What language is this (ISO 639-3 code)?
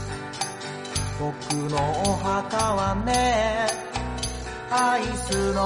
jpn